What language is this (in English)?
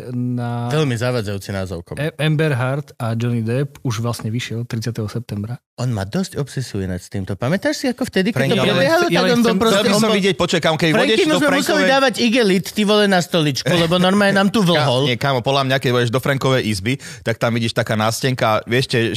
Slovak